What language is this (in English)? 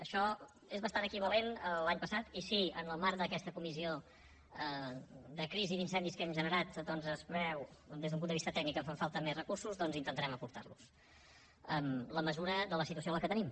Catalan